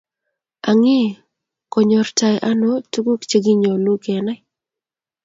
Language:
Kalenjin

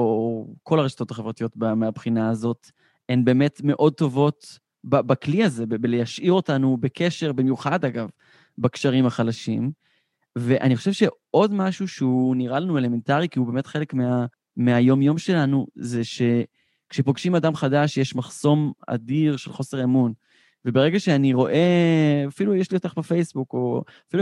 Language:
Hebrew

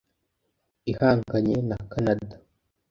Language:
Kinyarwanda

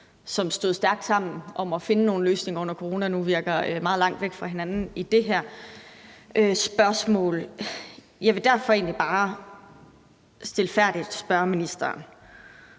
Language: Danish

